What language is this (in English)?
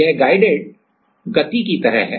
Hindi